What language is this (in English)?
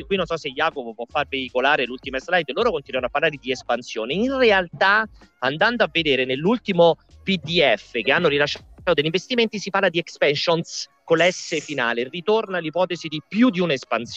Italian